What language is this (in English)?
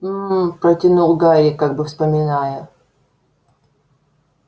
Russian